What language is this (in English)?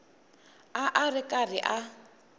Tsonga